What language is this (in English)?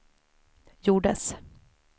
Swedish